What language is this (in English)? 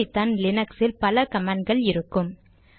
Tamil